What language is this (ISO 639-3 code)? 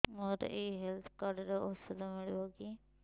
ori